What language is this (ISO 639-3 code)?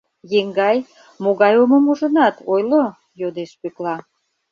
chm